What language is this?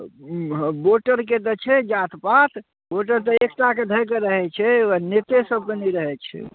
Maithili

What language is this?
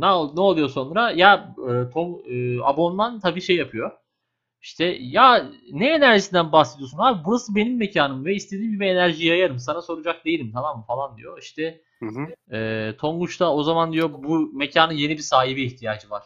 Turkish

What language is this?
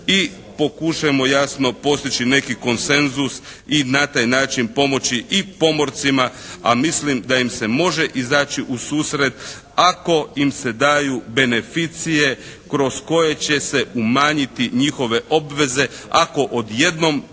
Croatian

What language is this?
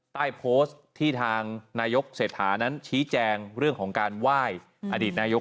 Thai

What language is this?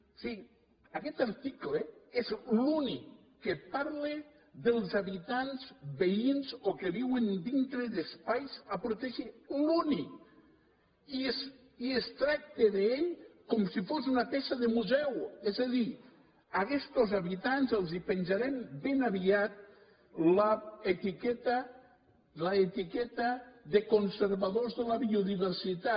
Catalan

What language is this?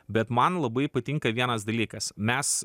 Lithuanian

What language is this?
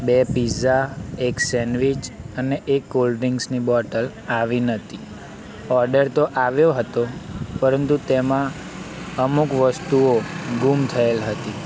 Gujarati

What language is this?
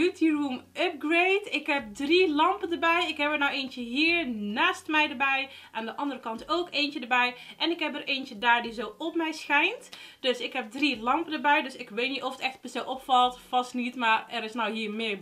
Dutch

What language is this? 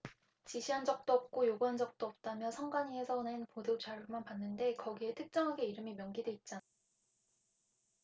Korean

